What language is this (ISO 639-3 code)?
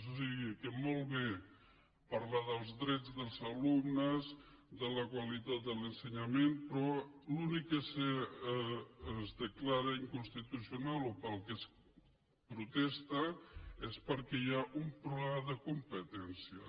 cat